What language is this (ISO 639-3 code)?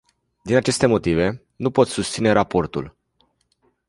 ron